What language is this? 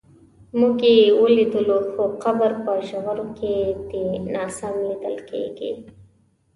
Pashto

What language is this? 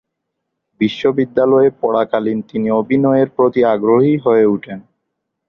Bangla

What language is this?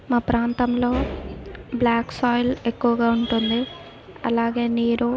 Telugu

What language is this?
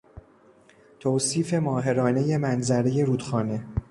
Persian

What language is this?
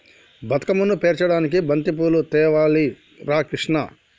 Telugu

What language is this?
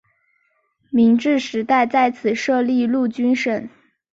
Chinese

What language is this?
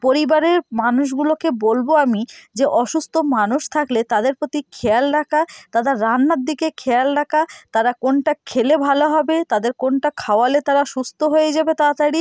Bangla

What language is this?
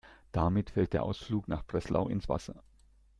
German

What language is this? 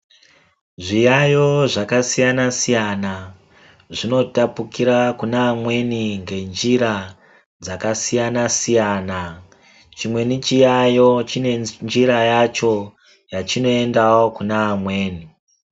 Ndau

